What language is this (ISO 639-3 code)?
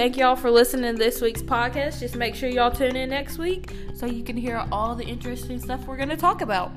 eng